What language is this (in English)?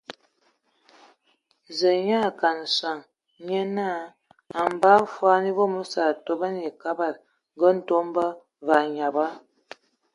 Ewondo